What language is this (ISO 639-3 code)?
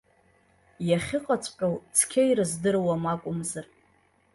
abk